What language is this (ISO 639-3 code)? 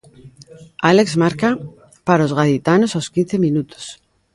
glg